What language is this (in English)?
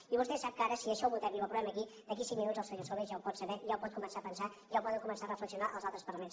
Catalan